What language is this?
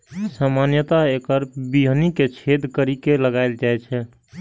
Maithili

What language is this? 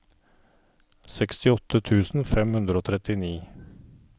Norwegian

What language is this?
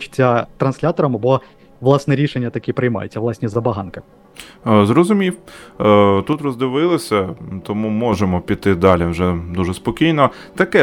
Ukrainian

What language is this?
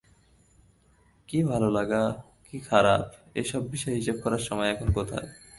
Bangla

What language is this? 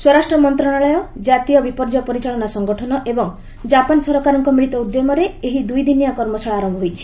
Odia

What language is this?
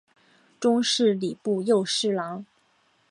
Chinese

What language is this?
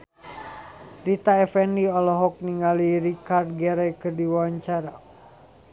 Sundanese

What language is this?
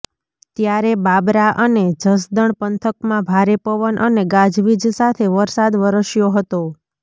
Gujarati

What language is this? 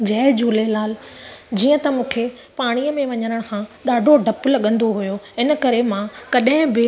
Sindhi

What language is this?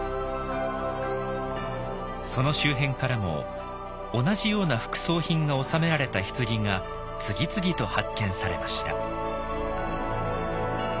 Japanese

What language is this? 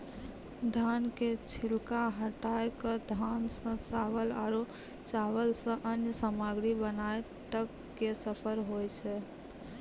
Maithili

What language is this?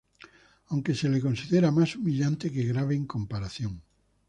Spanish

